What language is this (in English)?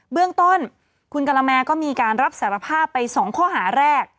Thai